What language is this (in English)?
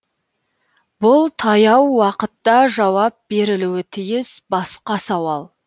Kazakh